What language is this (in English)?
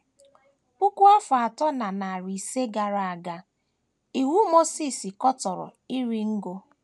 Igbo